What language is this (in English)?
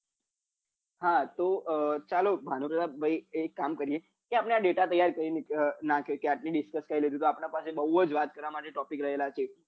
Gujarati